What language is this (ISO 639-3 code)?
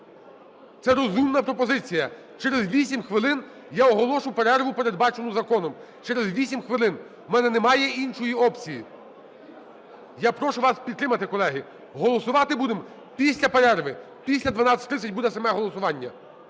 ukr